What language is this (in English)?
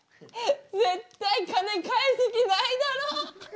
Japanese